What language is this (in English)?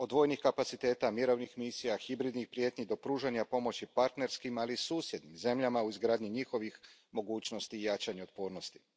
Croatian